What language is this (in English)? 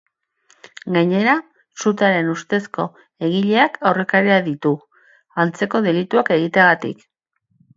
Basque